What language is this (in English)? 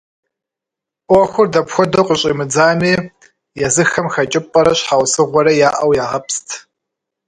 Kabardian